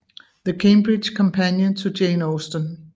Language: Danish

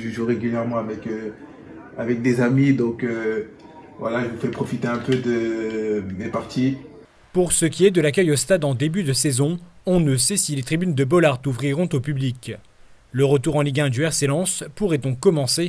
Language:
French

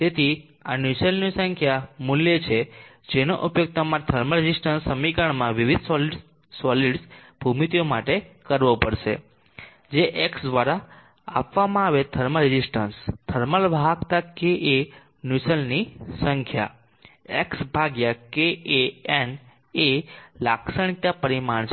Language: Gujarati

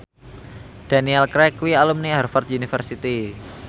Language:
Javanese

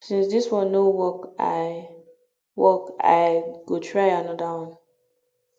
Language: Nigerian Pidgin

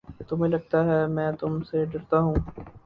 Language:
Urdu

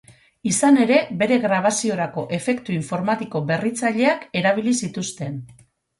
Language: Basque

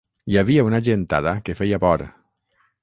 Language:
Catalan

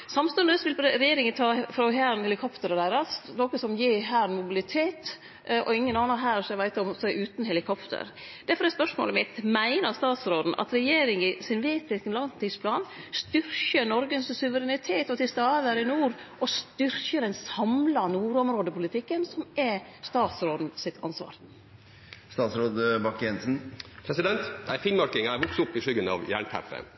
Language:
Norwegian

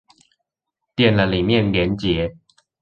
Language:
Chinese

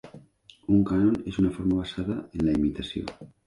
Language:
Catalan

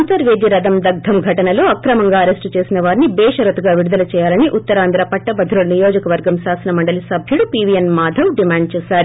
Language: Telugu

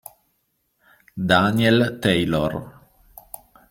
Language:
Italian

